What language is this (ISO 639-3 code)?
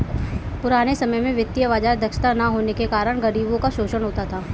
hin